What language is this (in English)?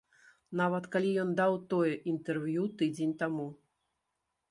Belarusian